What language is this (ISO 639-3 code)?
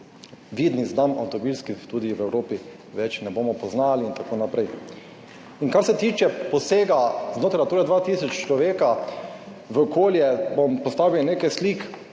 slv